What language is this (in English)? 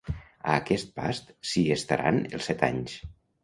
Catalan